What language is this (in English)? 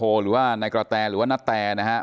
Thai